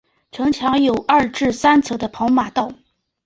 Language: Chinese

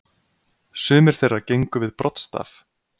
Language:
Icelandic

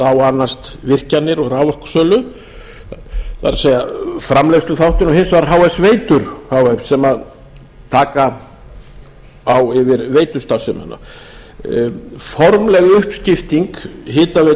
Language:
Icelandic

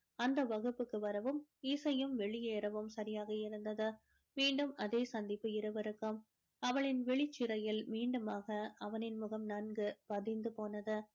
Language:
Tamil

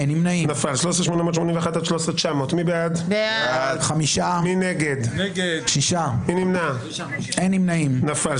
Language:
Hebrew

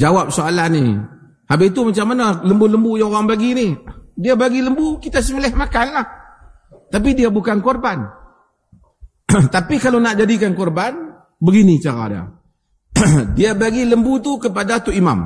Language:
Malay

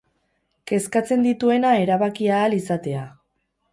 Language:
Basque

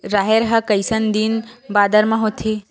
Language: Chhattisgarhi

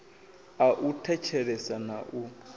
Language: Venda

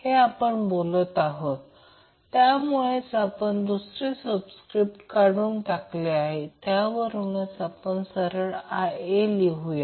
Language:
Marathi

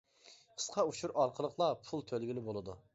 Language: Uyghur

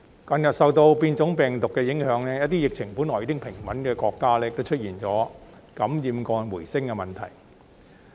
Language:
Cantonese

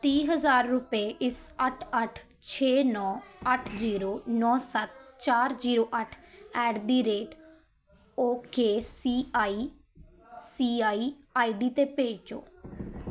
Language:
Punjabi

